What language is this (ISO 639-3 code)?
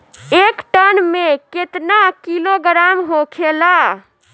bho